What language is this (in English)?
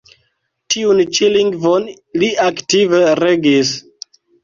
Esperanto